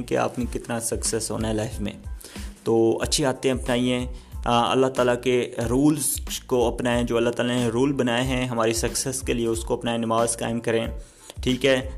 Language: Urdu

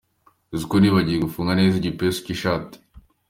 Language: Kinyarwanda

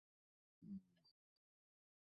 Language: Bangla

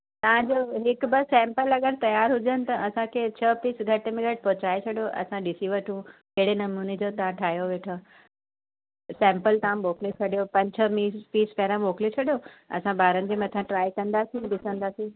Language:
Sindhi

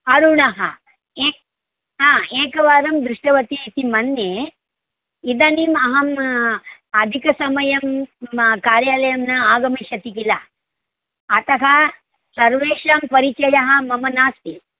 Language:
Sanskrit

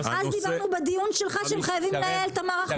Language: Hebrew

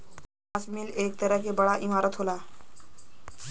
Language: Bhojpuri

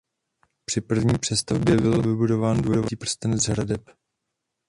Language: Czech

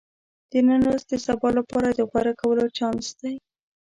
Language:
Pashto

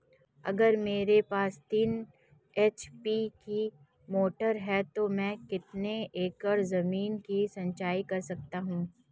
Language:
Hindi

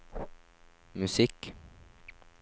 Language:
Norwegian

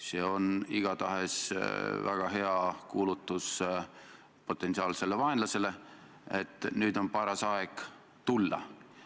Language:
Estonian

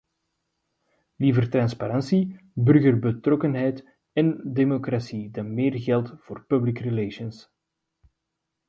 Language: Dutch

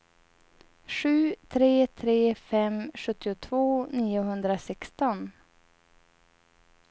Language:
Swedish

